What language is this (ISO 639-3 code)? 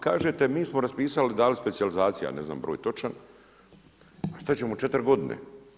hrv